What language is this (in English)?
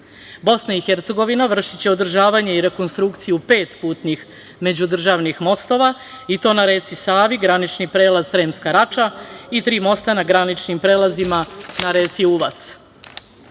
Serbian